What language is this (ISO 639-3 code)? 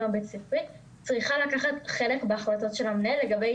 heb